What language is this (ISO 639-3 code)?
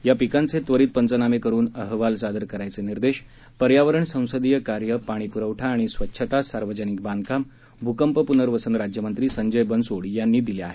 mar